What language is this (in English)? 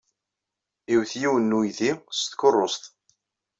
Kabyle